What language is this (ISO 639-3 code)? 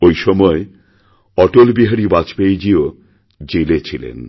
ben